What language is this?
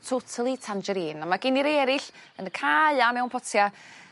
Welsh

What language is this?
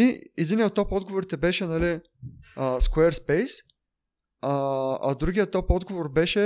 Bulgarian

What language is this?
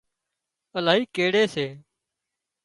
Wadiyara Koli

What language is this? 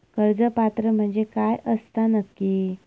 Marathi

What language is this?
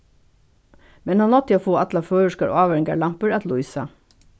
Faroese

